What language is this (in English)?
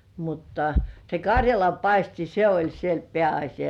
Finnish